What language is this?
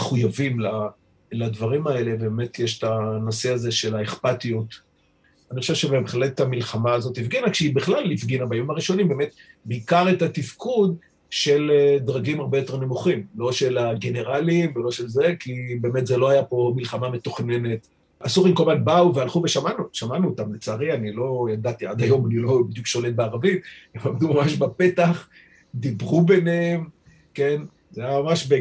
Hebrew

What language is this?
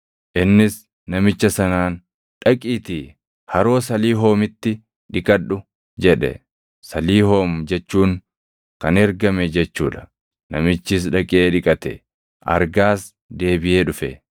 Oromo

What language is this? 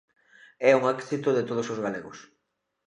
Galician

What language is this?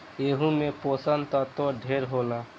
Bhojpuri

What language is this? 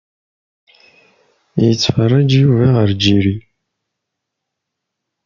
Kabyle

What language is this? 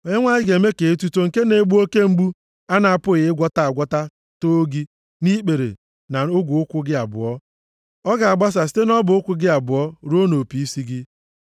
Igbo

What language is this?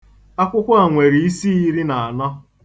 Igbo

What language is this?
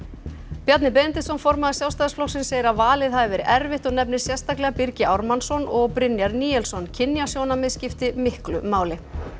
Icelandic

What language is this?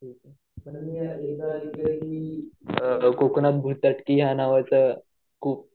Marathi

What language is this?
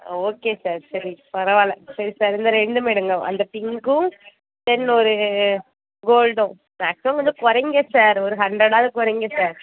Tamil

